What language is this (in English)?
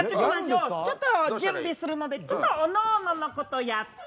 Japanese